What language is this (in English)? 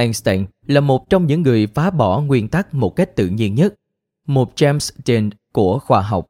Vietnamese